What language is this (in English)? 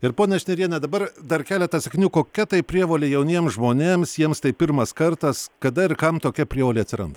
Lithuanian